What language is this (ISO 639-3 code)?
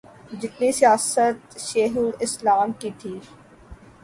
urd